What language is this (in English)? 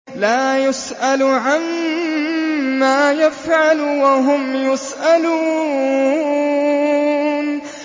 Arabic